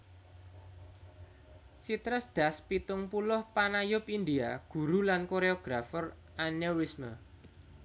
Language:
Javanese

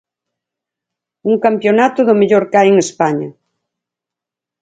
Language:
Galician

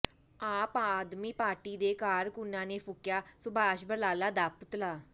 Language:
Punjabi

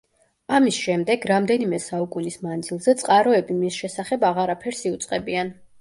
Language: Georgian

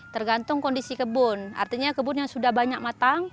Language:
Indonesian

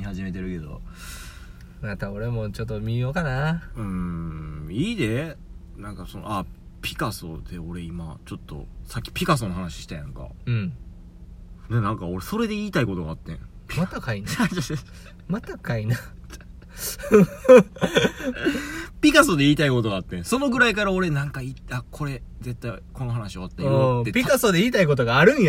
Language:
Japanese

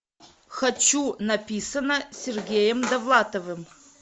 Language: Russian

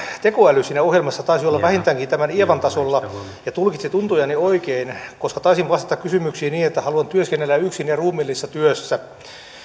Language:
Finnish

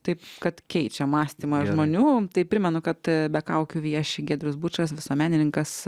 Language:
Lithuanian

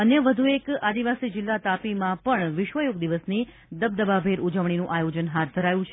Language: Gujarati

